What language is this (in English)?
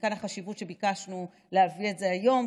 Hebrew